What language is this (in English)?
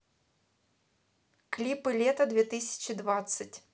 Russian